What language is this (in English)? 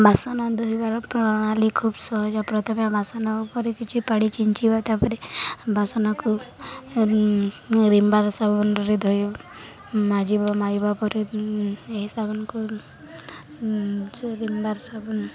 Odia